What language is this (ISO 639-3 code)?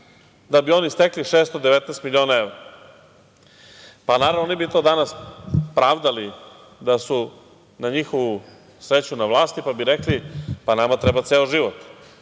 srp